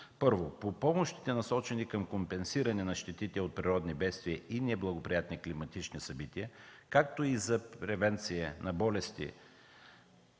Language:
Bulgarian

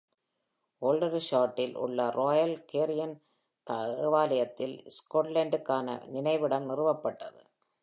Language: Tamil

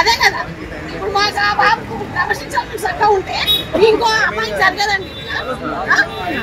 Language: Telugu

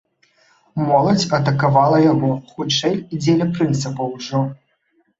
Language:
Belarusian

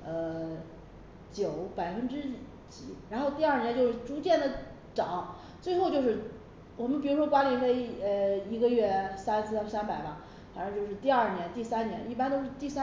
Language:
Chinese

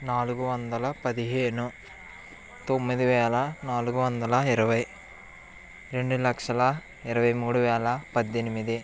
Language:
Telugu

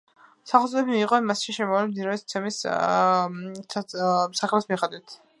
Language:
Georgian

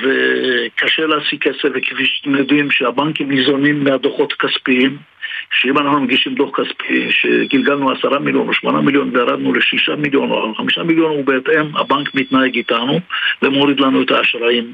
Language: Hebrew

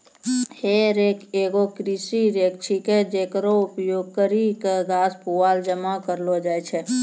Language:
Maithili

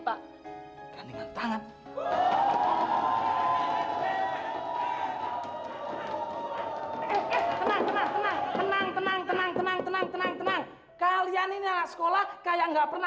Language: Indonesian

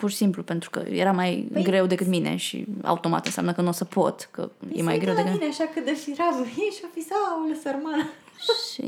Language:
Romanian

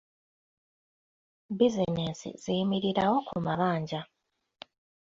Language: Ganda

